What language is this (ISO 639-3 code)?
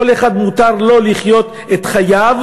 heb